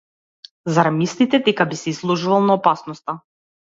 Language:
Macedonian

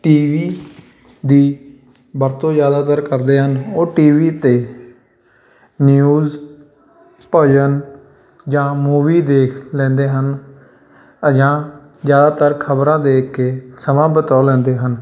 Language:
Punjabi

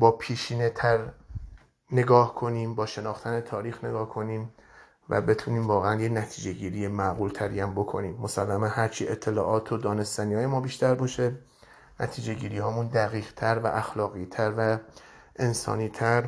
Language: Persian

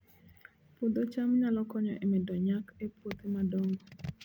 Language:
Luo (Kenya and Tanzania)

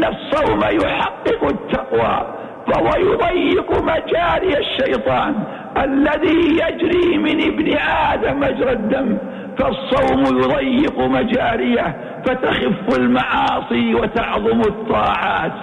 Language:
Arabic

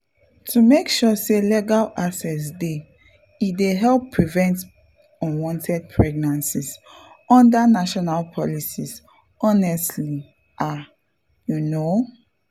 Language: Nigerian Pidgin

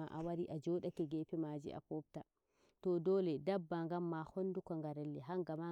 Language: Nigerian Fulfulde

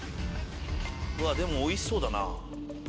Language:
Japanese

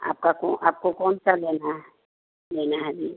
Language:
Hindi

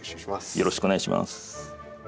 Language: Japanese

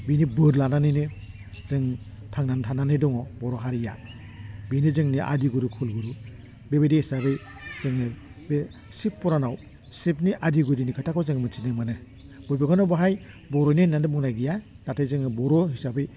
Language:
Bodo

